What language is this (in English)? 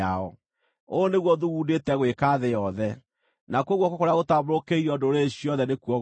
Kikuyu